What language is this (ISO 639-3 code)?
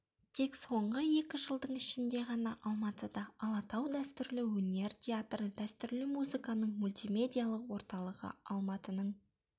kaz